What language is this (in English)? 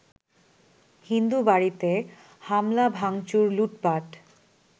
Bangla